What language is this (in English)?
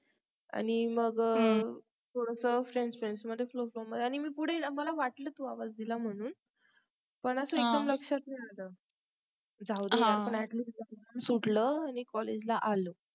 Marathi